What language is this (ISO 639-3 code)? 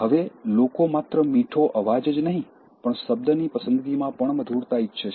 guj